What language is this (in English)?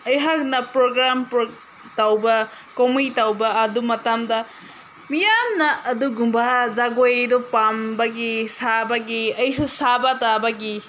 Manipuri